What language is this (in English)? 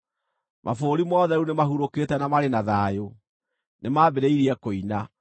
Kikuyu